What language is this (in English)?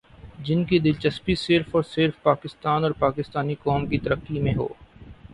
Urdu